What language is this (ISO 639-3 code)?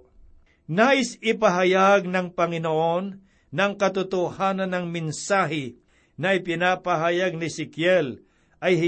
fil